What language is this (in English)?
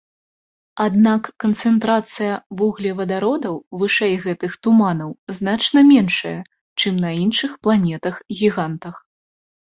Belarusian